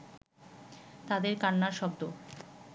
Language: Bangla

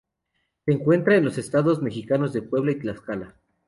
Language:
Spanish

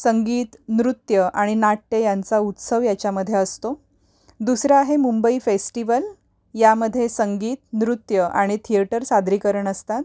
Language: Marathi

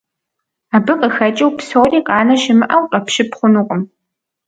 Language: Kabardian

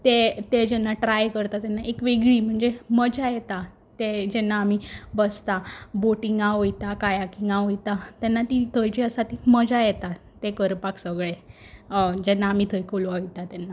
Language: Konkani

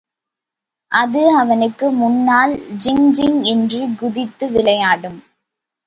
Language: Tamil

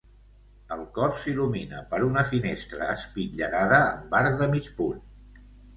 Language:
Catalan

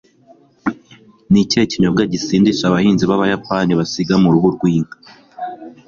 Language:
Kinyarwanda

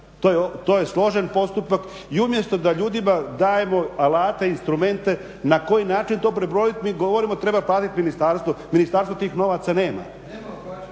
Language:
Croatian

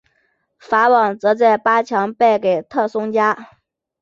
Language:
Chinese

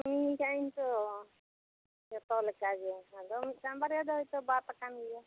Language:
Santali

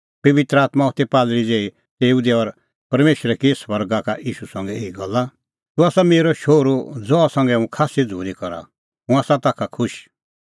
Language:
Kullu Pahari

